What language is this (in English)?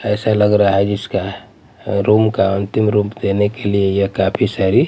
Hindi